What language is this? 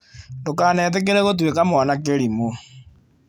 Kikuyu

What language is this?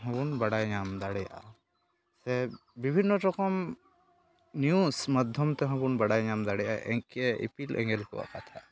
Santali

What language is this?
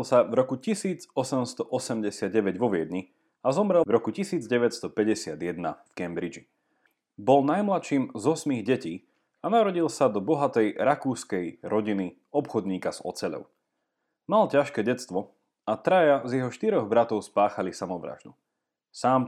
Slovak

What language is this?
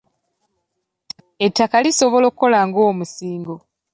Ganda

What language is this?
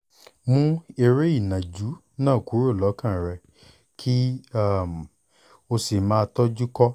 Yoruba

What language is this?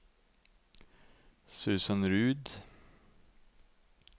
Norwegian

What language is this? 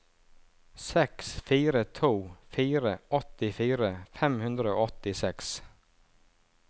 Norwegian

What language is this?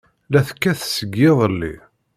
Kabyle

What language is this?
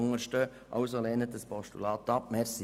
Swiss German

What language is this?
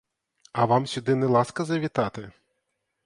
Ukrainian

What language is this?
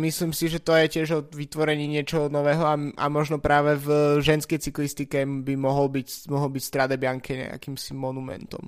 Slovak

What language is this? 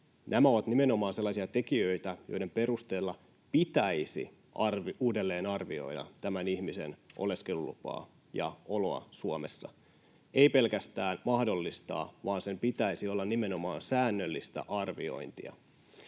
Finnish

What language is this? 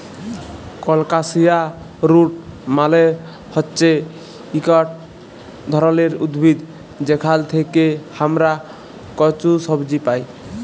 Bangla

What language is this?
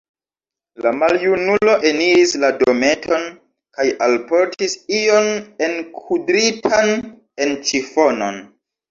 Esperanto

